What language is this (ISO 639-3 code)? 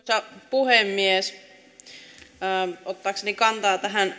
fin